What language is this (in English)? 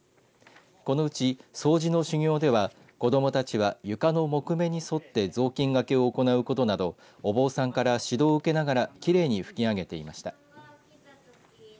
Japanese